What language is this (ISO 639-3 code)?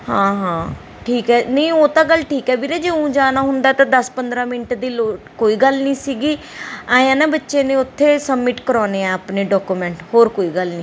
pan